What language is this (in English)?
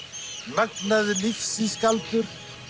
Icelandic